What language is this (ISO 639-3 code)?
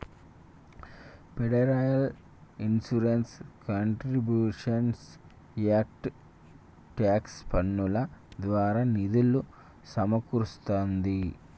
tel